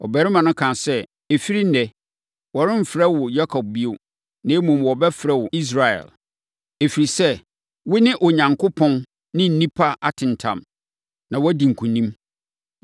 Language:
Akan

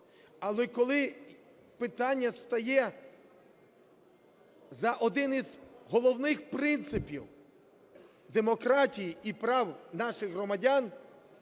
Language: Ukrainian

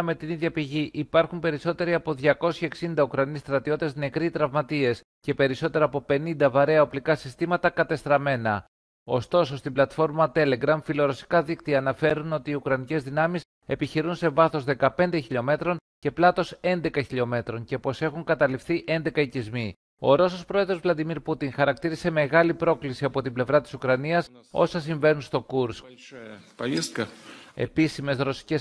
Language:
Greek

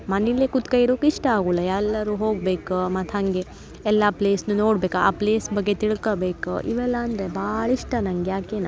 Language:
Kannada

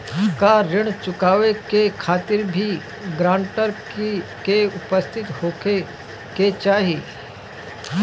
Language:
Bhojpuri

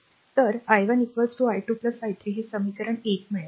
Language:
Marathi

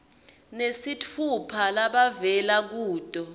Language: Swati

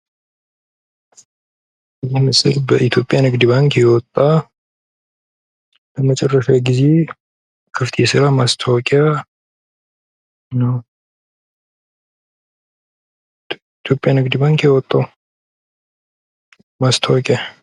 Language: Amharic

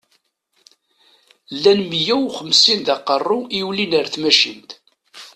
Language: Kabyle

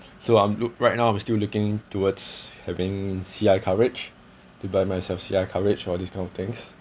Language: English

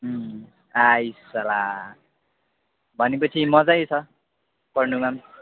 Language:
Nepali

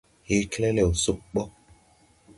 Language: Tupuri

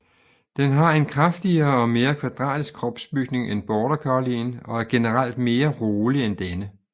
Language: Danish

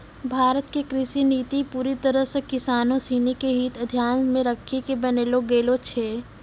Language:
Maithili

